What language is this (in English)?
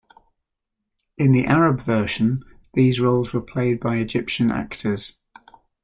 English